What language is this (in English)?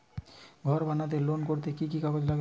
Bangla